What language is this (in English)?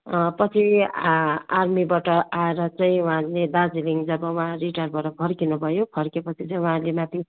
Nepali